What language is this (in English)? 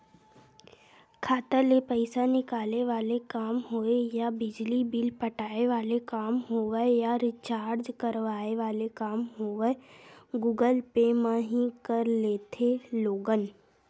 Chhattisgarhi